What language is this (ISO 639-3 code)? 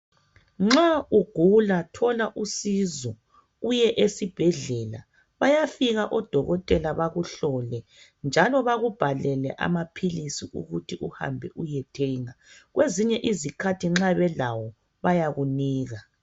nde